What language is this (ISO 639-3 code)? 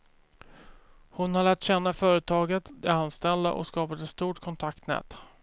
swe